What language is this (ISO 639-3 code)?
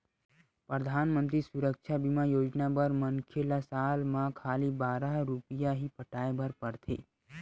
hne